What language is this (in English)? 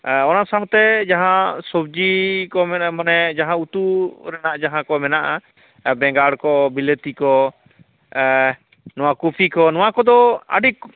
Santali